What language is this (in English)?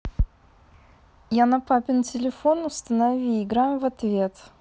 Russian